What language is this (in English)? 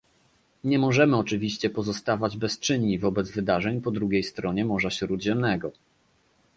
Polish